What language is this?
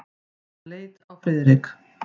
Icelandic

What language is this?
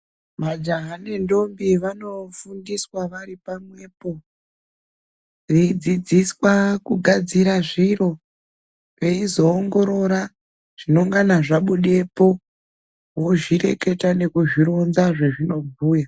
Ndau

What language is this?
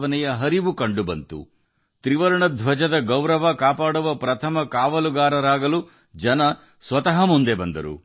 Kannada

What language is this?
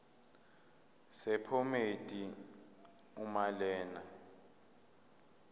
Zulu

